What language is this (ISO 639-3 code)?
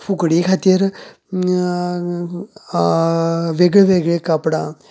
kok